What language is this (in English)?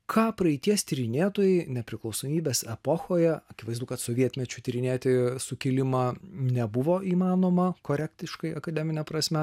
Lithuanian